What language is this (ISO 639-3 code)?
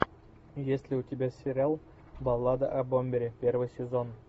rus